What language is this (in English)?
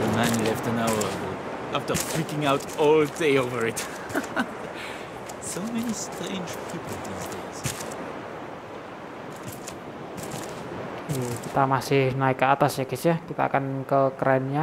Indonesian